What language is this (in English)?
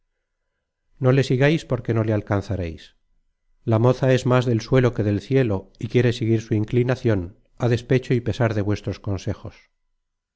Spanish